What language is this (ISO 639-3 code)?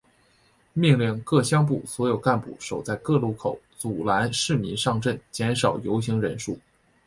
zho